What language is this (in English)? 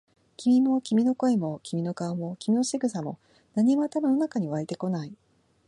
Japanese